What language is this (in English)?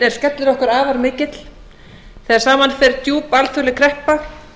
Icelandic